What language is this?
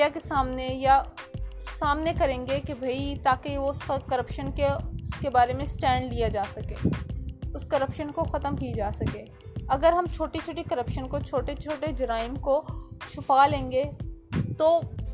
Urdu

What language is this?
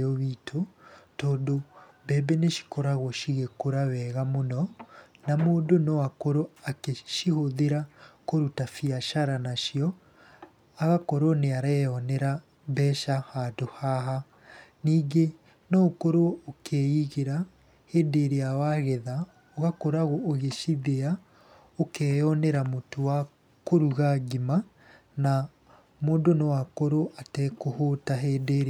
Kikuyu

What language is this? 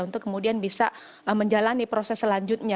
Indonesian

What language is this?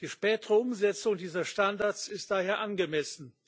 German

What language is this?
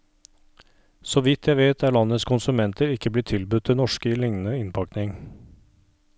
Norwegian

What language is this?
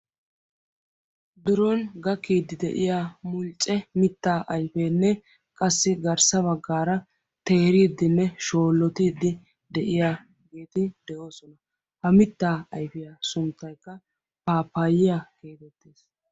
Wolaytta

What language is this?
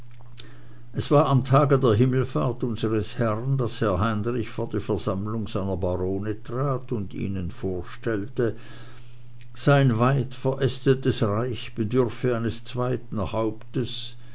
German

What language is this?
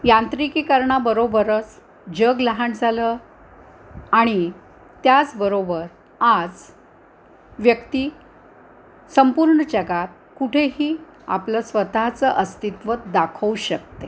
Marathi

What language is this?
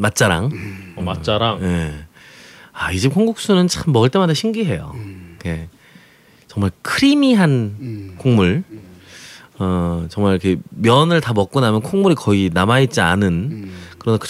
Korean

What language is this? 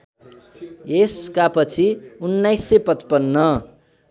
Nepali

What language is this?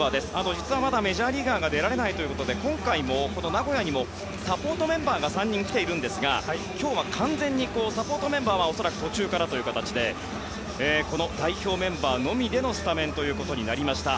Japanese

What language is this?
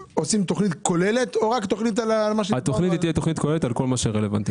Hebrew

